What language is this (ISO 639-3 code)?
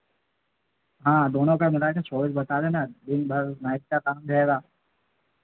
hin